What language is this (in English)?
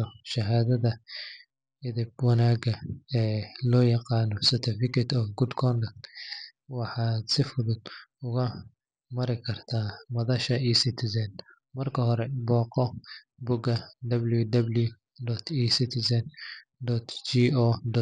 Somali